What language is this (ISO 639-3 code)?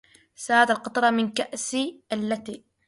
ara